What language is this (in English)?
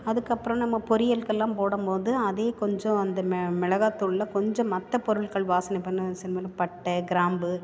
Tamil